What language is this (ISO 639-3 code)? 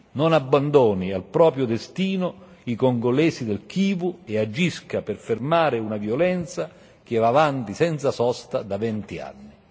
ita